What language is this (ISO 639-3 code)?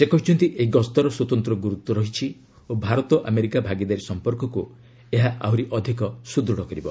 ori